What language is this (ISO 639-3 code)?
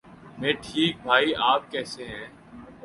urd